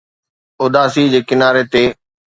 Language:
Sindhi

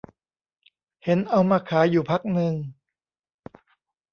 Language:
Thai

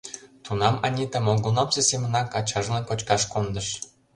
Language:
Mari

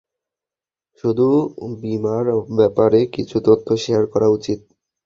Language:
Bangla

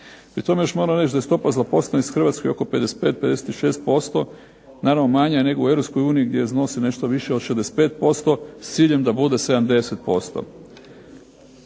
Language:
Croatian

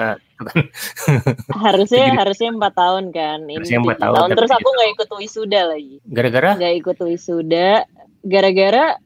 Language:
Indonesian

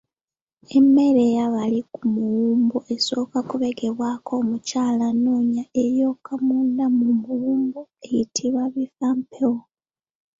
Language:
Ganda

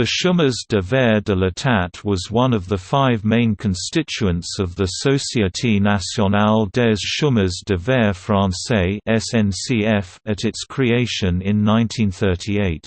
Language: English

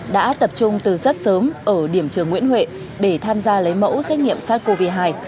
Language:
Vietnamese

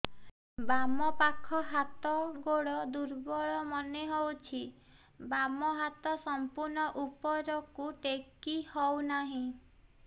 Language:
Odia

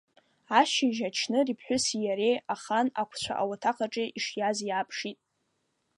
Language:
Abkhazian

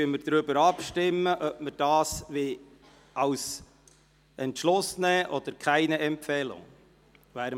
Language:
Swiss German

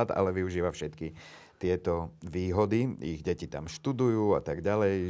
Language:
Slovak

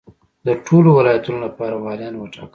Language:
Pashto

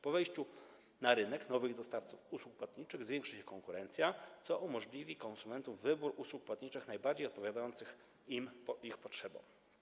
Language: Polish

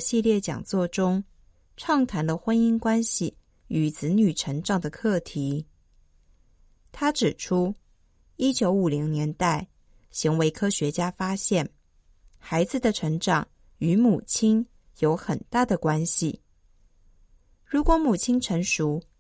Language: Chinese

